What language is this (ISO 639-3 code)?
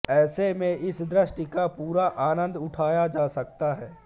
hin